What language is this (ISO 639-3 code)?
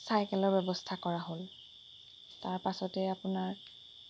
asm